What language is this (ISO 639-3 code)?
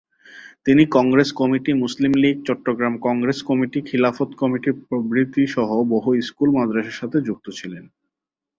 ben